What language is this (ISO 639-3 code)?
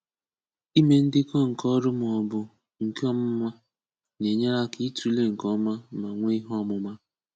ibo